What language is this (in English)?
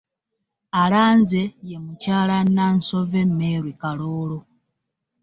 Ganda